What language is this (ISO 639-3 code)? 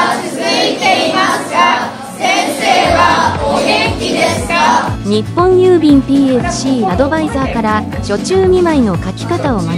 jpn